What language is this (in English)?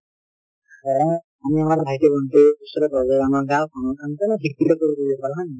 Assamese